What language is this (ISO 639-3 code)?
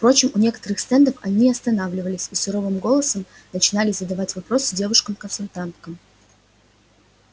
rus